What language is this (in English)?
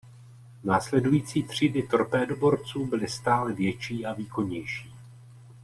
Czech